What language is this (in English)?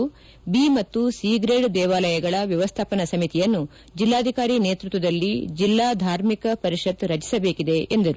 Kannada